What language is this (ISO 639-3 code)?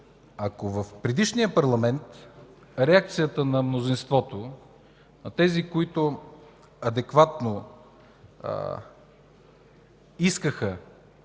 bul